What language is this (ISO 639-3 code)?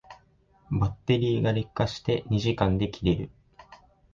jpn